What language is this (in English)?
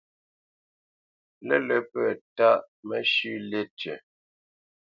Bamenyam